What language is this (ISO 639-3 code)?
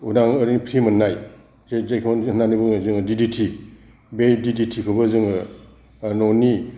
brx